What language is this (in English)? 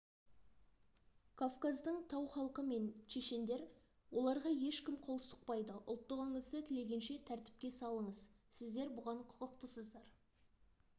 Kazakh